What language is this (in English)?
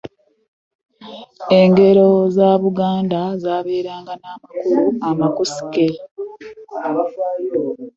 Ganda